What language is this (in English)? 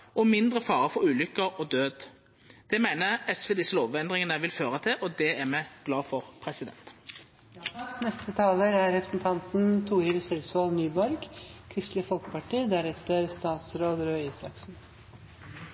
Norwegian Nynorsk